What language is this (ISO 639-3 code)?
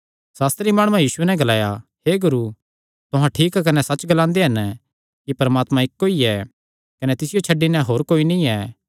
xnr